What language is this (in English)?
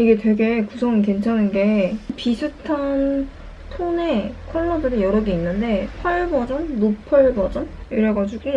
Korean